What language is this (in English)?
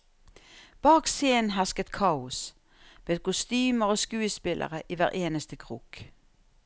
Norwegian